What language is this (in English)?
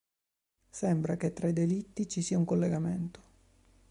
Italian